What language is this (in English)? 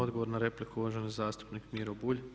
Croatian